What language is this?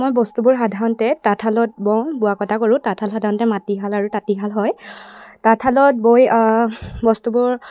Assamese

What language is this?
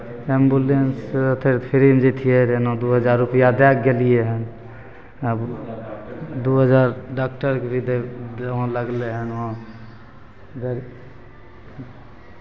Maithili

